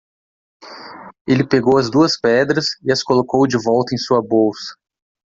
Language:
Portuguese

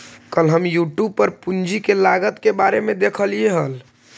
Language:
Magahi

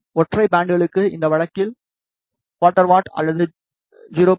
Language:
Tamil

